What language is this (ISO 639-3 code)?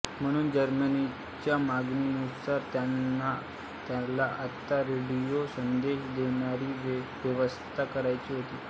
mar